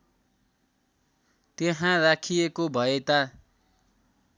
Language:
Nepali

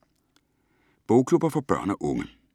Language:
Danish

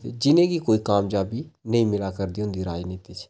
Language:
Dogri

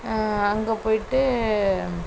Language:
Tamil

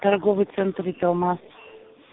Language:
Russian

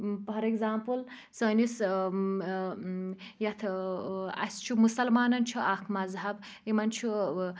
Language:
Kashmiri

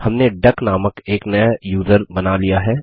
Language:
Hindi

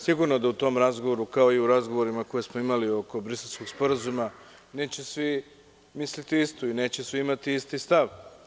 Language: Serbian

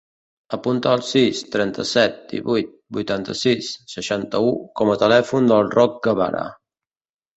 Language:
Catalan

